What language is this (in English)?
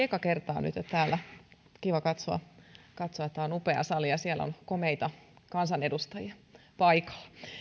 Finnish